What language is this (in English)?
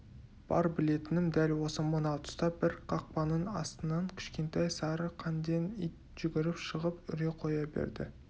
Kazakh